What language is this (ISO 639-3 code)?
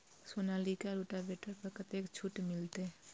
mai